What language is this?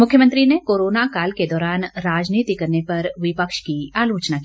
Hindi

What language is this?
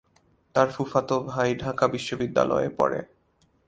Bangla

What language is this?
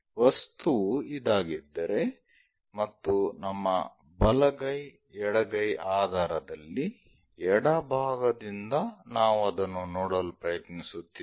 Kannada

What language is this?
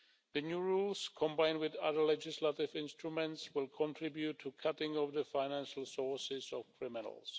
English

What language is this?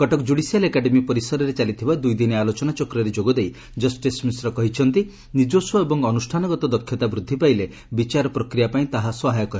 Odia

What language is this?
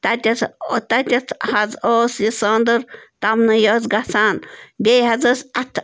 Kashmiri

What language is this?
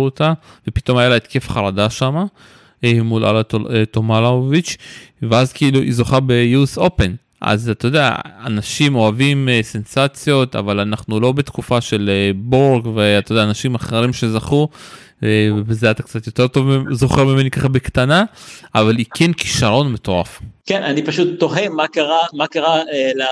Hebrew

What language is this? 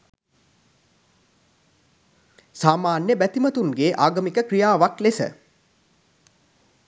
Sinhala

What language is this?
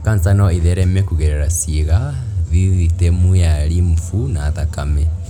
Kikuyu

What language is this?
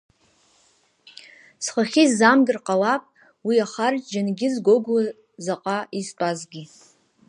Abkhazian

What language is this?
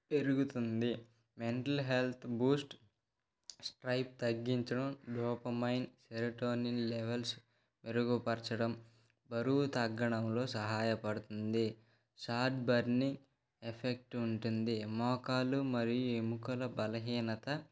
Telugu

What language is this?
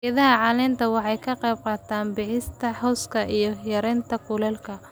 Somali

